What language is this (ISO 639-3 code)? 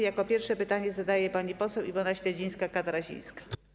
pol